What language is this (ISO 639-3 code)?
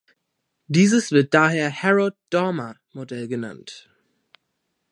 deu